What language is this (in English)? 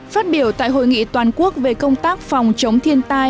Vietnamese